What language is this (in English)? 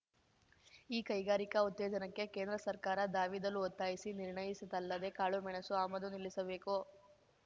Kannada